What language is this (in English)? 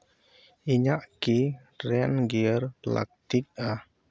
Santali